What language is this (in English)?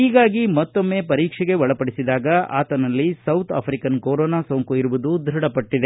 Kannada